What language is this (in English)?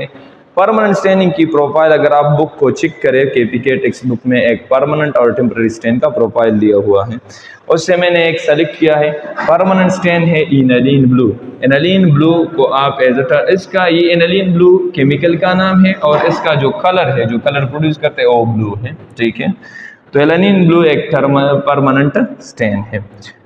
Hindi